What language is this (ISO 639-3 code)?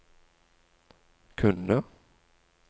nor